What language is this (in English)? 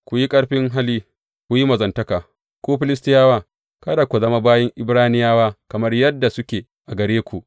Hausa